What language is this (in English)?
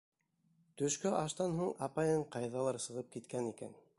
Bashkir